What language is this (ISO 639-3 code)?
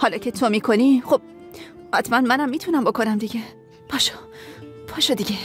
fas